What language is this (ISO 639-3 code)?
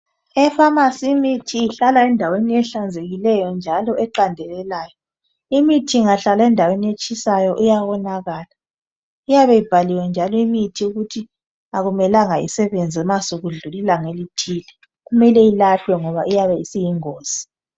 nde